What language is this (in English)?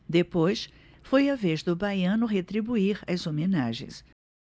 Portuguese